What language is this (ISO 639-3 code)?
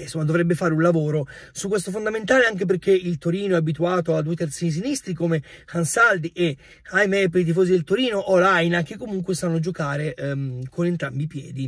ita